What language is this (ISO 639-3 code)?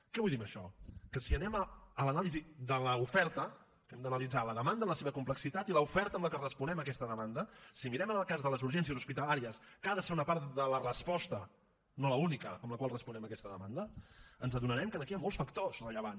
cat